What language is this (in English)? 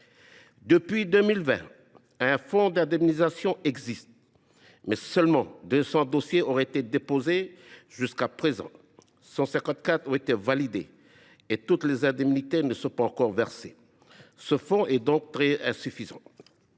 French